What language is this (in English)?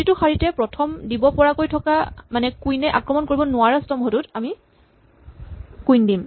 Assamese